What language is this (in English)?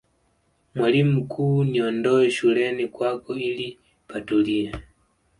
Swahili